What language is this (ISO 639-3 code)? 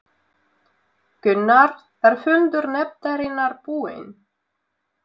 isl